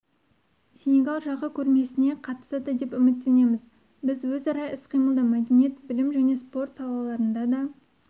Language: Kazakh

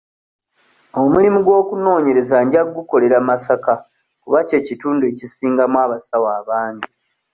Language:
Ganda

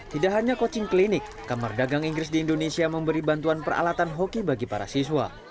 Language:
Indonesian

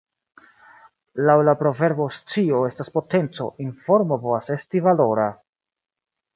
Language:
Esperanto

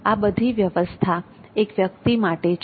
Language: Gujarati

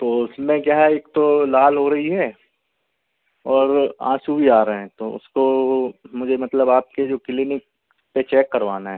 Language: Hindi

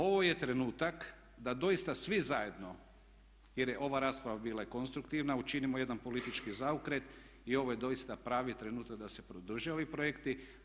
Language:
Croatian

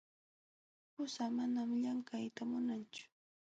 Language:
Jauja Wanca Quechua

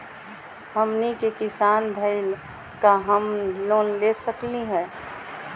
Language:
Magahi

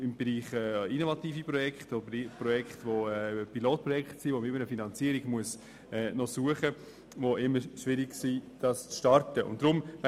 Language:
Swiss German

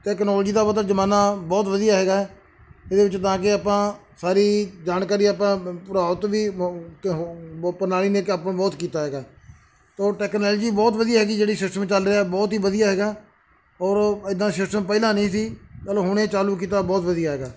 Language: Punjabi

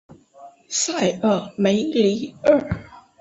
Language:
Chinese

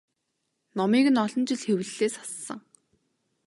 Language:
Mongolian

